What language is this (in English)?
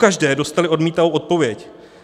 Czech